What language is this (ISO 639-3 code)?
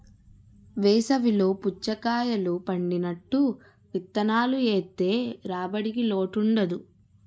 tel